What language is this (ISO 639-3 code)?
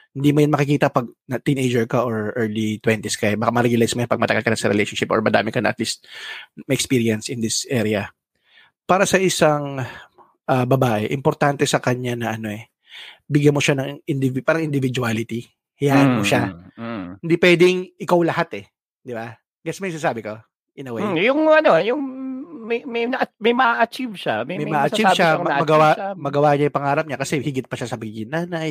fil